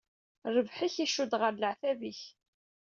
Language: Kabyle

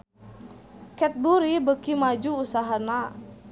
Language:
Sundanese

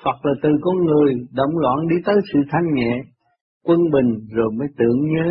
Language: Vietnamese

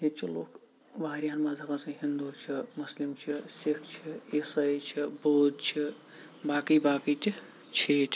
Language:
Kashmiri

